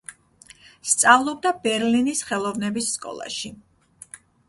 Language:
Georgian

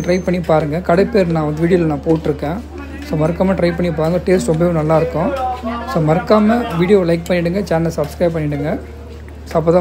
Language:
Korean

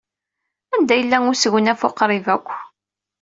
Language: Kabyle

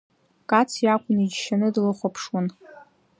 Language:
Abkhazian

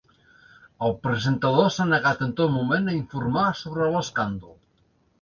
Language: Catalan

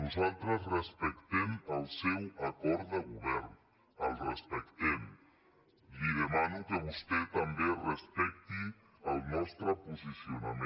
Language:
Catalan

